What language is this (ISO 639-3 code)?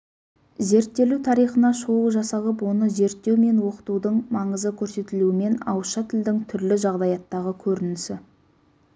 kaz